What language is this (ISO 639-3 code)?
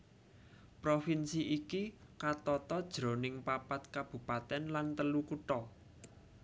jav